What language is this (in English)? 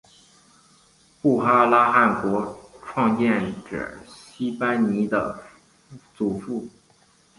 Chinese